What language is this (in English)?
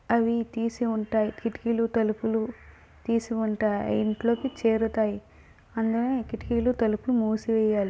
Telugu